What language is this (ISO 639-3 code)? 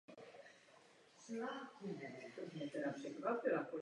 ces